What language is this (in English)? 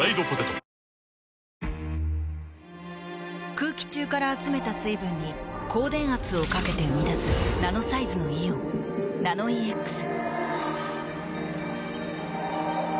Japanese